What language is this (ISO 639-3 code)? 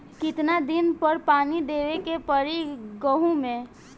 bho